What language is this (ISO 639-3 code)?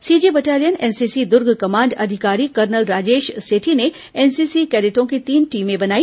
hin